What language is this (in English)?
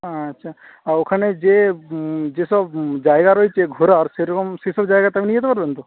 Bangla